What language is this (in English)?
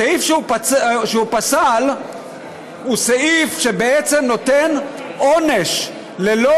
Hebrew